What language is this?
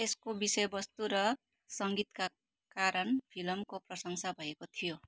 Nepali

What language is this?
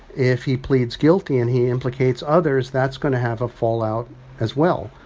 English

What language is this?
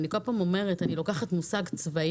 Hebrew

